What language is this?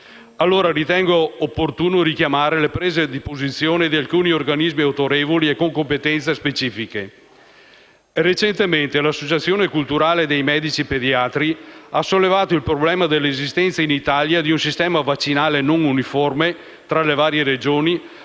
Italian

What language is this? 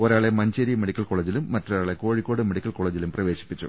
Malayalam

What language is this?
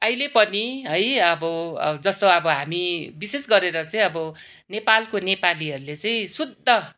Nepali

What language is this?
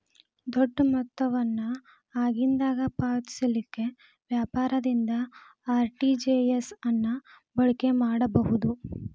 Kannada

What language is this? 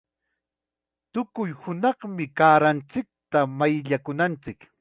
Chiquián Ancash Quechua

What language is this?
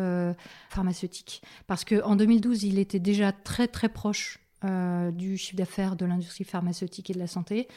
French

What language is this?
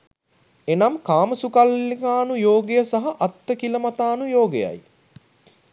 Sinhala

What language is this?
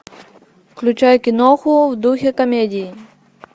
Russian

